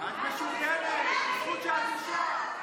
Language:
Hebrew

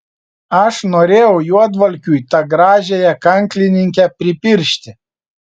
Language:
Lithuanian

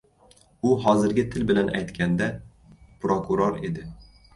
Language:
Uzbek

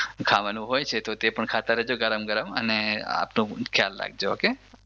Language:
Gujarati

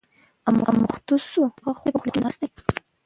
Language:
Pashto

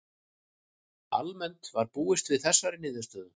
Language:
Icelandic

